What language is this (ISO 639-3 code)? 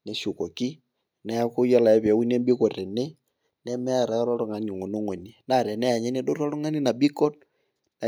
mas